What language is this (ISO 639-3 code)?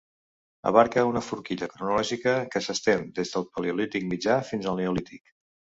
cat